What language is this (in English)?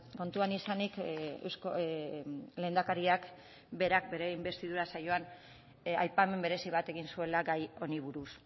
Basque